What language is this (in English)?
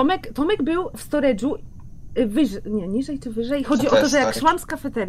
Polish